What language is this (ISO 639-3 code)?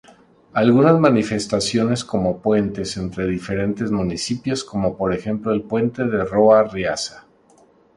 spa